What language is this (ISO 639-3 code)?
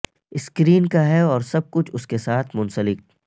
urd